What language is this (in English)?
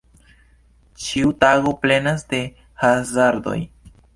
Esperanto